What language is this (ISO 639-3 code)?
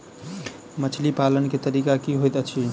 mai